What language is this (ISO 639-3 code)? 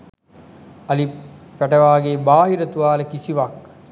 sin